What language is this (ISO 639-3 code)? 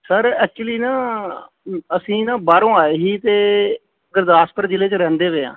pan